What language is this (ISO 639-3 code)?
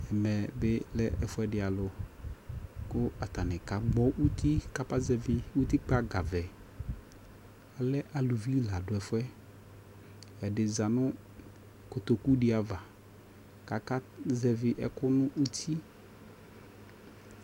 kpo